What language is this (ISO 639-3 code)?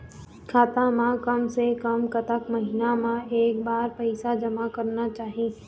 hne